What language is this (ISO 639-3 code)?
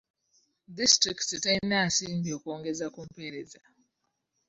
lug